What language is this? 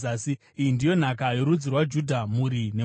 Shona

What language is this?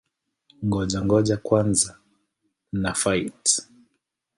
Swahili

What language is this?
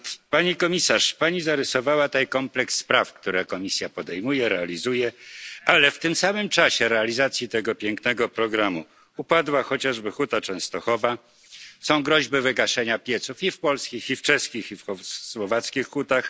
Polish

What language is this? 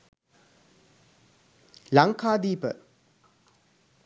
Sinhala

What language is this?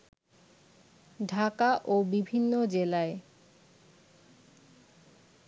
Bangla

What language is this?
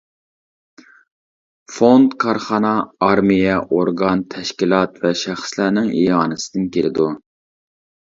Uyghur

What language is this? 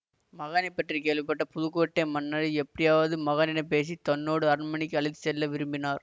Tamil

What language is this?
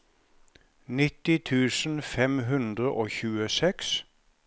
Norwegian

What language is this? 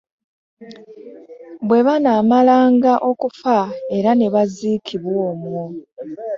Ganda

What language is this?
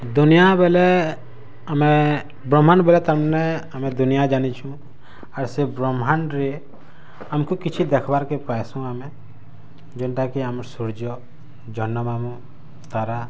Odia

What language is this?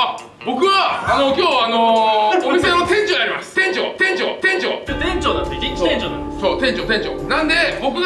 Japanese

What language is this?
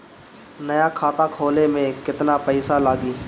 Bhojpuri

